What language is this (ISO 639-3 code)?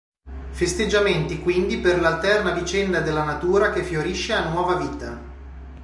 ita